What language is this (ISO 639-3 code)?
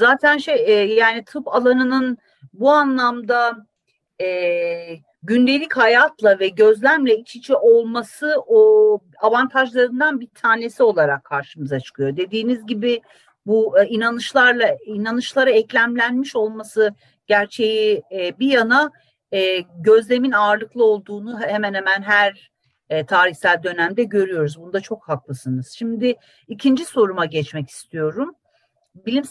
tur